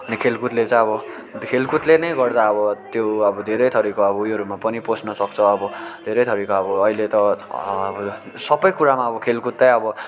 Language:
Nepali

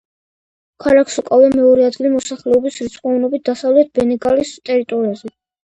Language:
Georgian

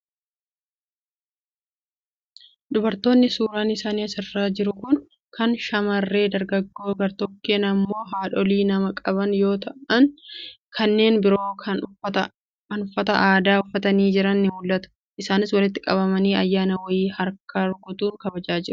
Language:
Oromo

